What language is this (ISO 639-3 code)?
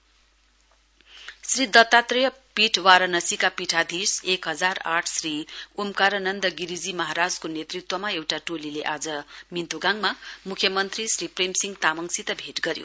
nep